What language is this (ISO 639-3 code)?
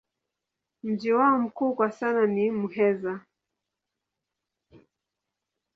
swa